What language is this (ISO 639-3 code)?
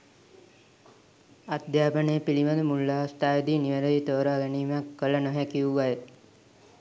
sin